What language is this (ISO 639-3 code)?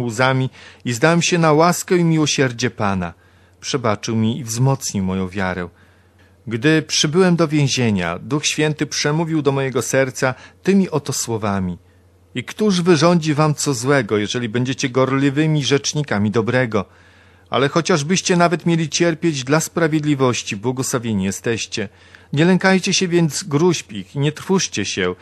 pol